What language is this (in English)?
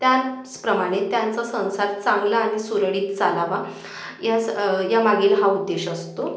Marathi